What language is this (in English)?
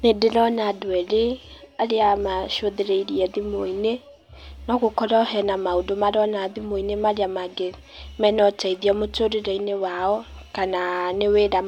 Kikuyu